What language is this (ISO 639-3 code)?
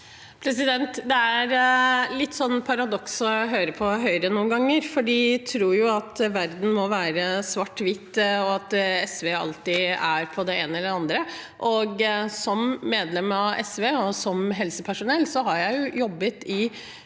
nor